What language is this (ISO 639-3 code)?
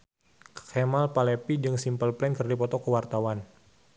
sun